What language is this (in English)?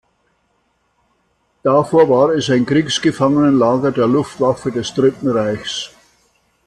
German